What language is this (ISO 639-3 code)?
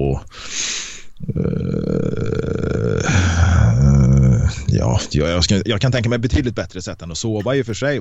swe